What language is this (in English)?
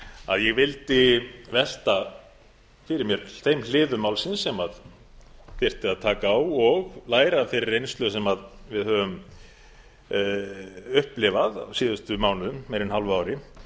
Icelandic